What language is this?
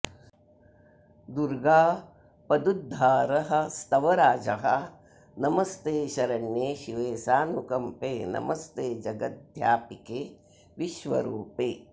Sanskrit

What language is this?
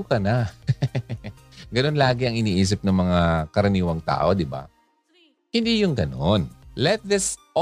Filipino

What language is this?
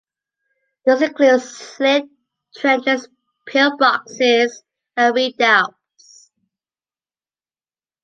English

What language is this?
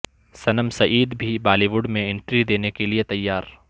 Urdu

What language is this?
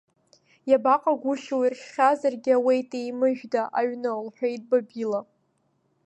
Abkhazian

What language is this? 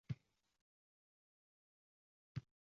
Uzbek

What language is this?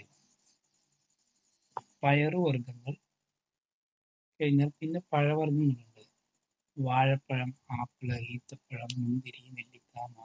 Malayalam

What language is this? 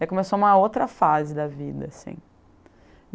Portuguese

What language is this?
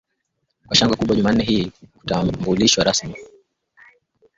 Swahili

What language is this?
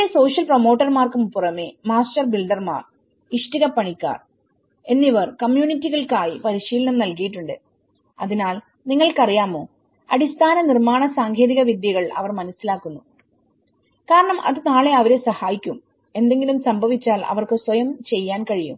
Malayalam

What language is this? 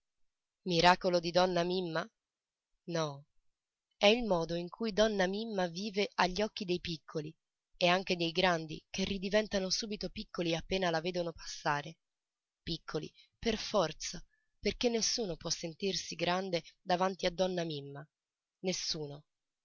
Italian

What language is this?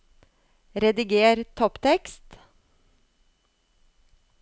Norwegian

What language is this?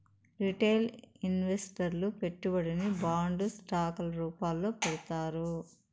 Telugu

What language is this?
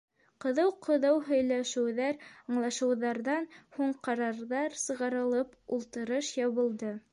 Bashkir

